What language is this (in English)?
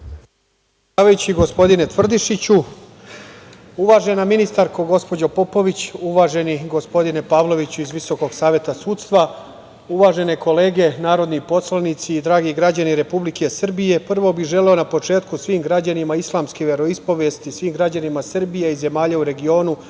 Serbian